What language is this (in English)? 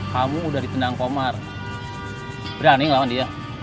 Indonesian